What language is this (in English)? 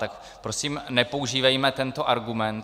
Czech